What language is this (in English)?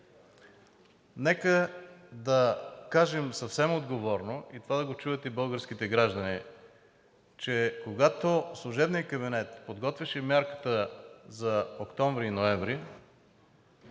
Bulgarian